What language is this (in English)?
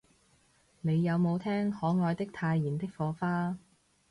Cantonese